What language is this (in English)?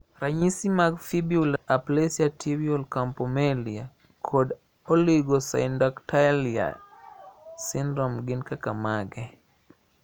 Luo (Kenya and Tanzania)